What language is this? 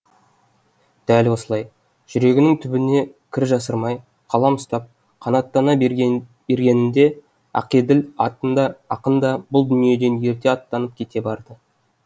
Kazakh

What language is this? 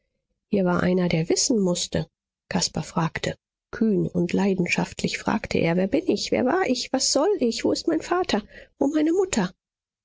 German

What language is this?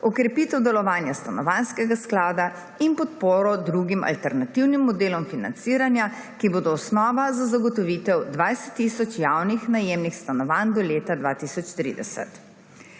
Slovenian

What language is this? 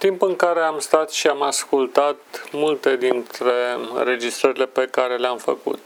Romanian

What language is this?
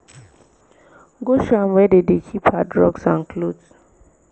Nigerian Pidgin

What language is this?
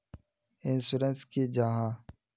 Magahi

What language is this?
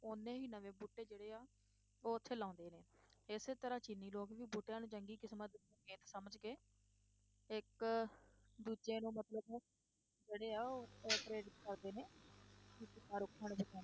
Punjabi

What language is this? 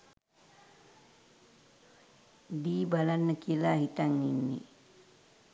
Sinhala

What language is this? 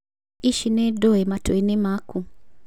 Kikuyu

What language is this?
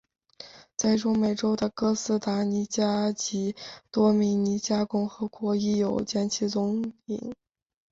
Chinese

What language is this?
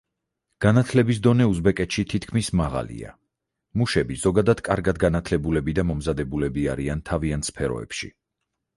Georgian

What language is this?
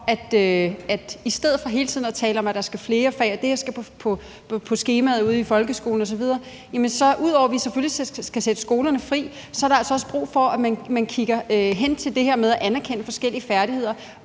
Danish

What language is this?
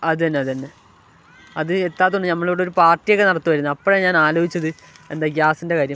Malayalam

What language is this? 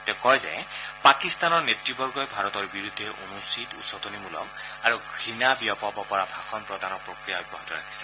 Assamese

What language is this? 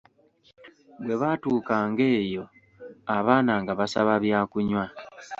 Ganda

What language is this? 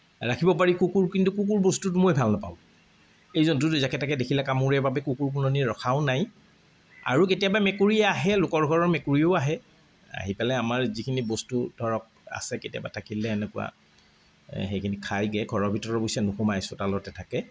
Assamese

